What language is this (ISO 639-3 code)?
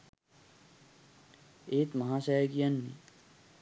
sin